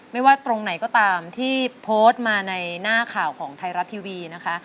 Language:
Thai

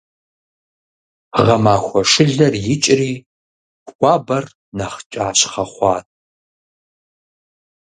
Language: Kabardian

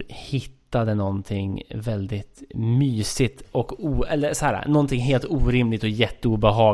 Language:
Swedish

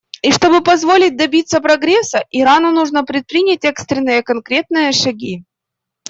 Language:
Russian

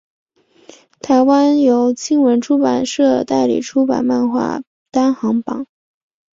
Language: Chinese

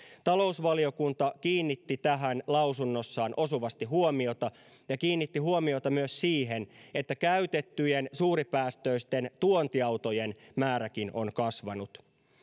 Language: Finnish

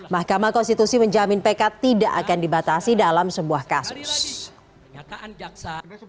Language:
Indonesian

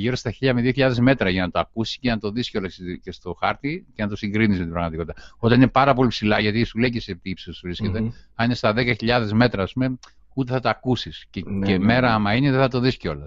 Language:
Greek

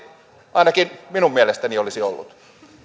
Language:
Finnish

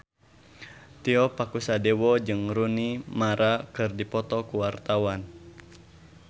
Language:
Sundanese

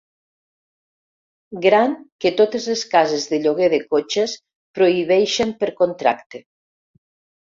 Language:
Catalan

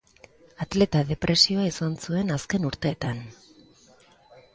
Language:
Basque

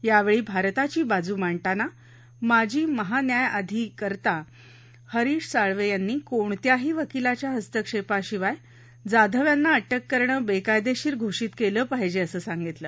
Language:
Marathi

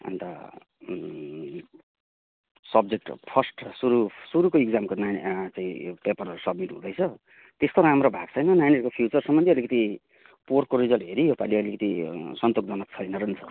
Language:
Nepali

